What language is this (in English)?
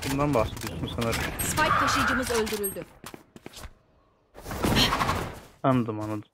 Turkish